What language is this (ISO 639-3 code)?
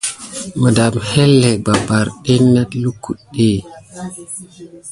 gid